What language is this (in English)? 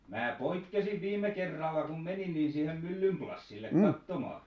Finnish